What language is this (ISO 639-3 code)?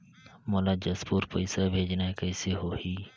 hne